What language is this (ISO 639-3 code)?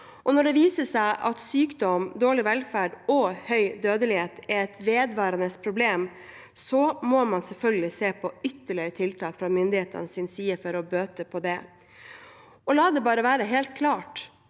nor